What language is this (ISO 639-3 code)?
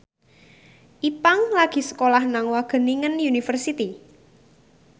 jav